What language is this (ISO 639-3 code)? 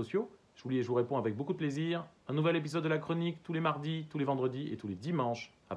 fra